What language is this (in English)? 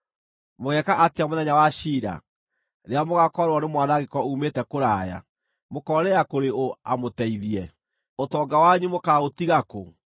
Kikuyu